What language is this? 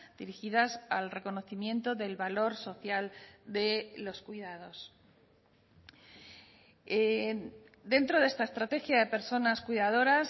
Spanish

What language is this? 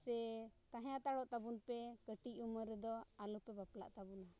Santali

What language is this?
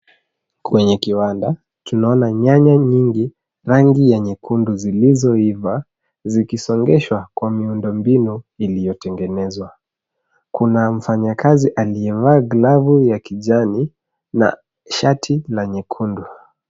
Swahili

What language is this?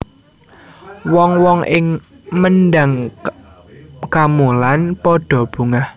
Javanese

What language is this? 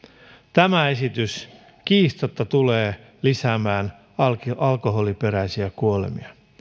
Finnish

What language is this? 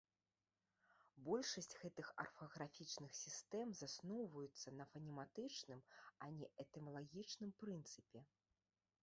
Belarusian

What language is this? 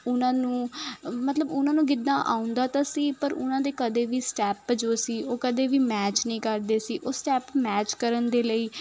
Punjabi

